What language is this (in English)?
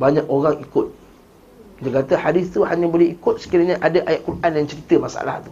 Malay